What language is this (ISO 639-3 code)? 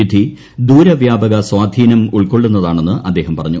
mal